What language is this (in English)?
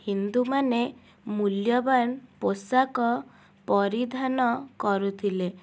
Odia